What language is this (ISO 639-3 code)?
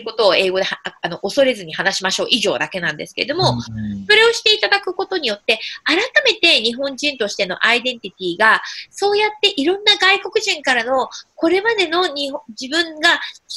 jpn